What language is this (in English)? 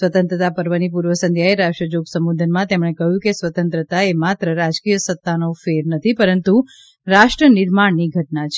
Gujarati